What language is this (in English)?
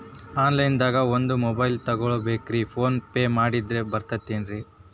Kannada